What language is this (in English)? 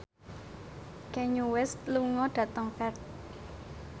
Javanese